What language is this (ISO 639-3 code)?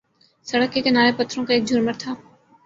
urd